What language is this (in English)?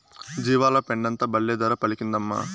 Telugu